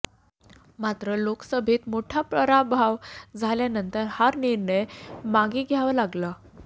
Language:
Marathi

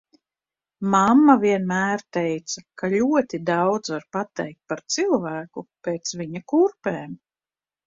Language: Latvian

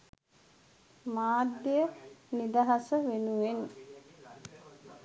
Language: Sinhala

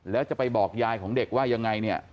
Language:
Thai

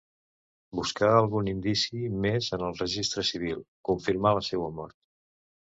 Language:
Catalan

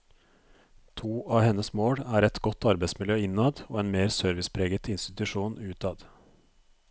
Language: Norwegian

